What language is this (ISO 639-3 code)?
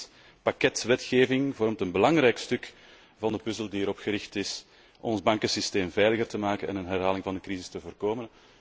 nld